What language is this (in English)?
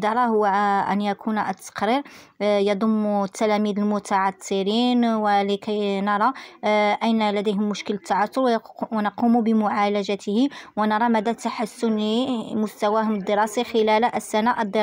Arabic